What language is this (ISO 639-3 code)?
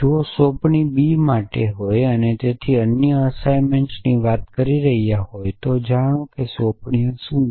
guj